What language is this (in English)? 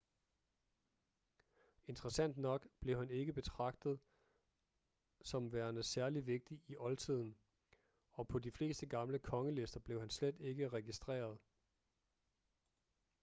Danish